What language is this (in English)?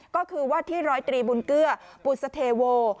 Thai